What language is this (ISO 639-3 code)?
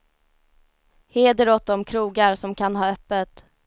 swe